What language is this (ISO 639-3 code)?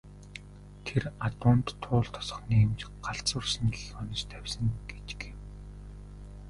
mon